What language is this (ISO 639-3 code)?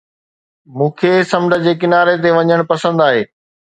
snd